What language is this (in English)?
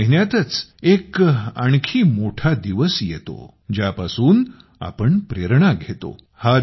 Marathi